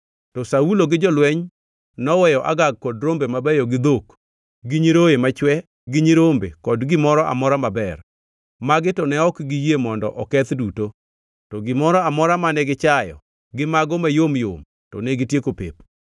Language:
Luo (Kenya and Tanzania)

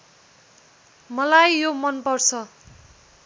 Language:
Nepali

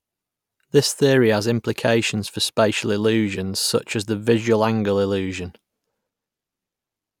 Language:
English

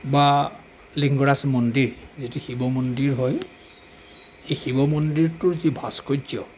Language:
Assamese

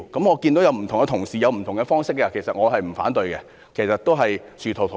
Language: Cantonese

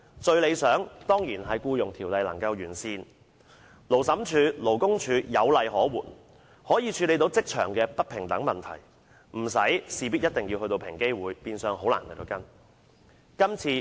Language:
Cantonese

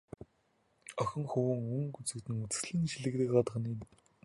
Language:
Mongolian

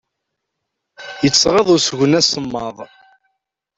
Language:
Kabyle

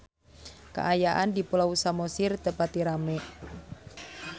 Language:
Sundanese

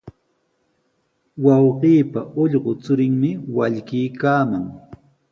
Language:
Sihuas Ancash Quechua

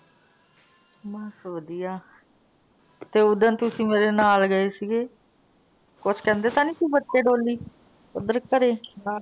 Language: Punjabi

